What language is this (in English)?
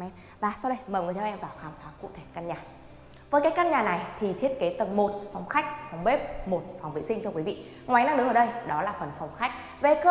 Vietnamese